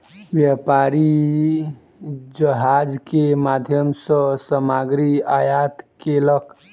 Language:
Maithili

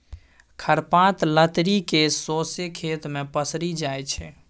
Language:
Maithili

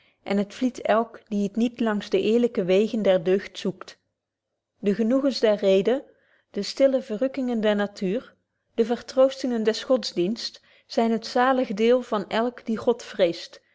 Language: Dutch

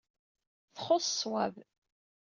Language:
Kabyle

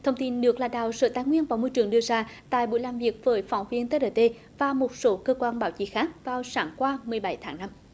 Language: Vietnamese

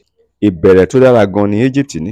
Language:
Yoruba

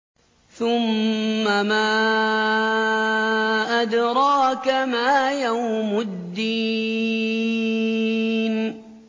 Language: Arabic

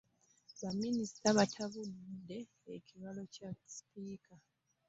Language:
Ganda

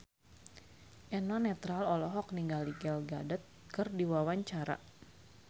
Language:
Sundanese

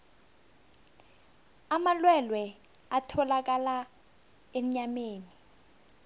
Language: South Ndebele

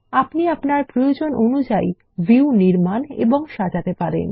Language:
Bangla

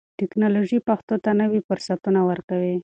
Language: Pashto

